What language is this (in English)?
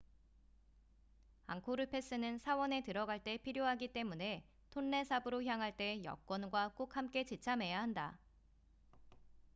Korean